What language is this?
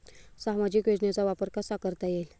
Marathi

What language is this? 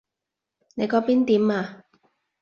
Cantonese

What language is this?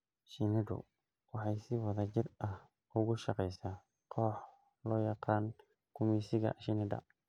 Somali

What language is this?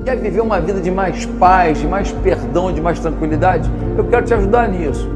Portuguese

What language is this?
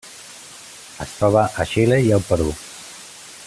Catalan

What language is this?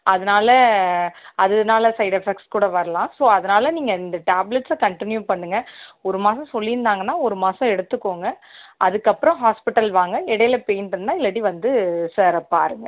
Tamil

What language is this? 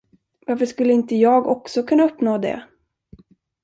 Swedish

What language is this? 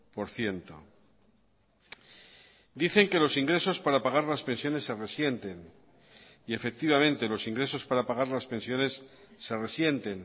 Spanish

